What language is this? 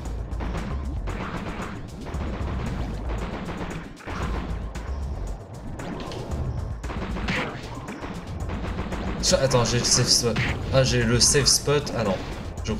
French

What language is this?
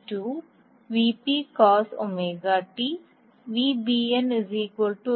Malayalam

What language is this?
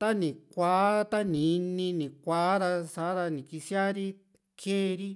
Juxtlahuaca Mixtec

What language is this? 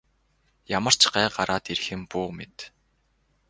Mongolian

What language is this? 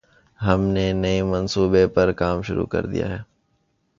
Urdu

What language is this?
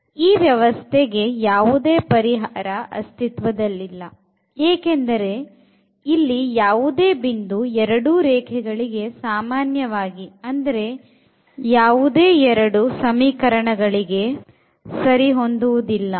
Kannada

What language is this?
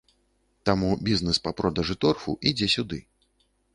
Belarusian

